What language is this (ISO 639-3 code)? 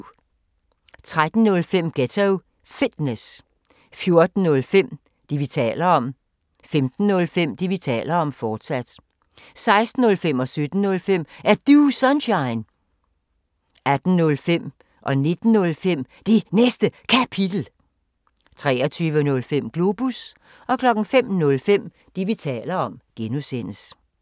dan